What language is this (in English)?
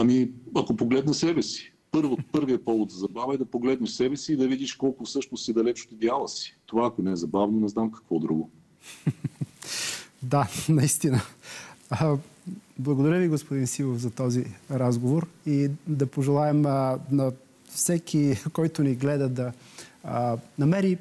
Bulgarian